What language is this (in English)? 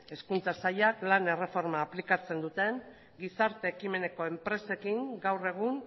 Basque